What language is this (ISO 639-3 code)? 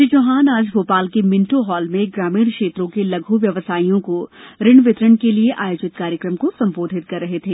hin